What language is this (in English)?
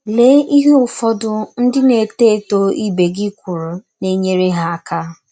Igbo